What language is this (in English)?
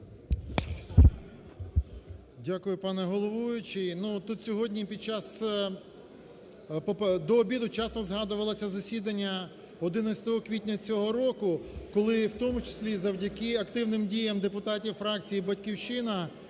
Ukrainian